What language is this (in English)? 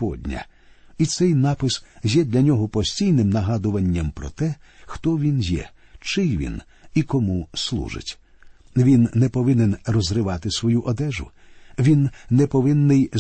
Ukrainian